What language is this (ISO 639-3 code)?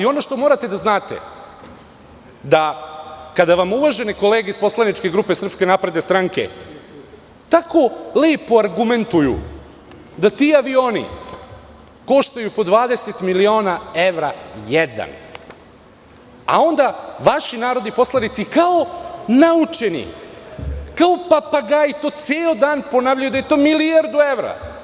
srp